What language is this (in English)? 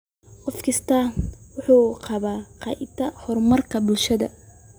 Somali